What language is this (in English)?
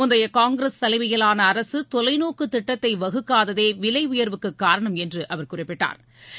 Tamil